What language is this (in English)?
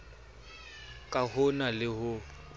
Southern Sotho